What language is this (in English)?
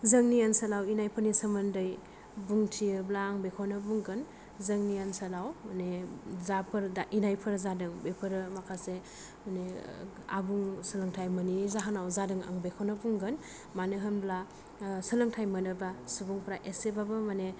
Bodo